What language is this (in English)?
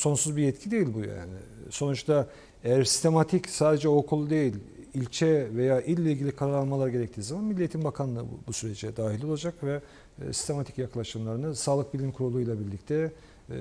Turkish